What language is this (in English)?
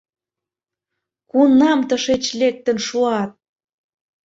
Mari